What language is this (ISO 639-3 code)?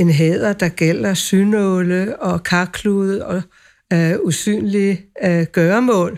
dan